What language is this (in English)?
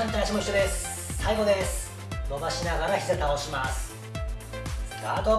Japanese